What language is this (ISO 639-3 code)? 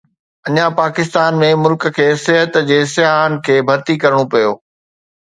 snd